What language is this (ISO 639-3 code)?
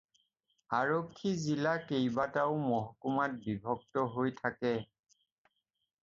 asm